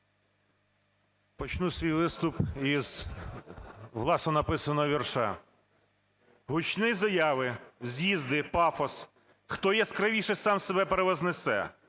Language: Ukrainian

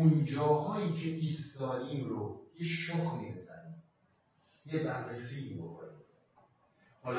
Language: Persian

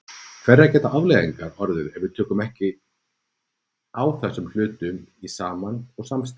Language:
Icelandic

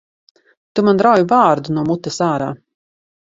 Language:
Latvian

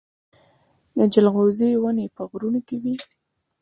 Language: Pashto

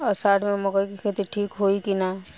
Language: Bhojpuri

